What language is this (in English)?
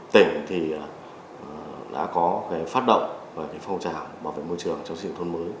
Vietnamese